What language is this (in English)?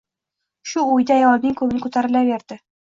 Uzbek